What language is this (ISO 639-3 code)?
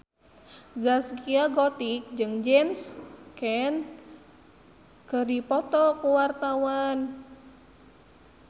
sun